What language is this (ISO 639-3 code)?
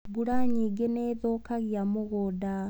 kik